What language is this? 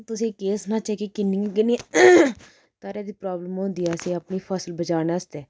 Dogri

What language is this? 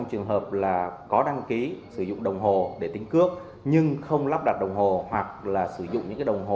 Vietnamese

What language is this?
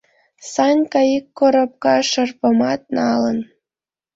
Mari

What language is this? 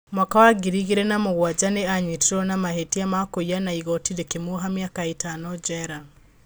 Kikuyu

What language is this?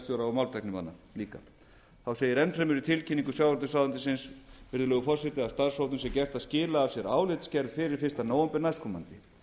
Icelandic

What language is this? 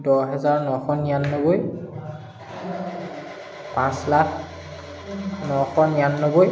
Assamese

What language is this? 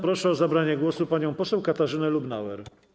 Polish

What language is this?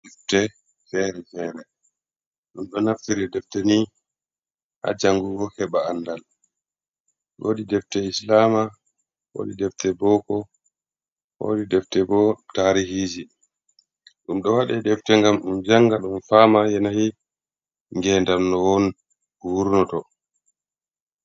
Fula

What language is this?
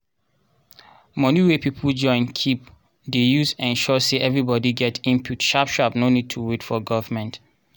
Nigerian Pidgin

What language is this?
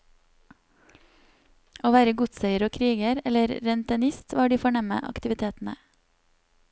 Norwegian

